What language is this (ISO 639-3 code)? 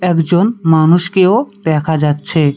ben